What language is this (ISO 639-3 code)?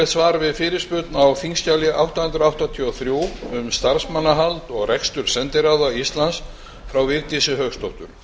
isl